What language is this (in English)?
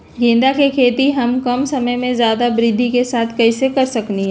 Magahi